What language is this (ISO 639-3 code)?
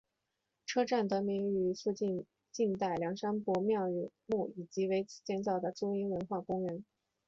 zho